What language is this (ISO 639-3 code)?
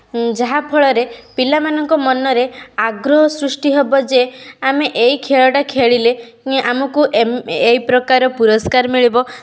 ori